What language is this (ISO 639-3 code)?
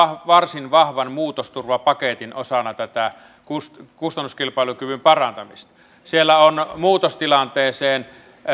fin